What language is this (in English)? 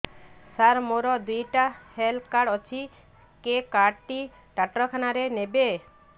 Odia